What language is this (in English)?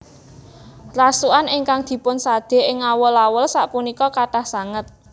Javanese